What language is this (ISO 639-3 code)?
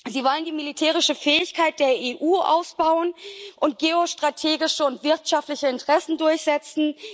deu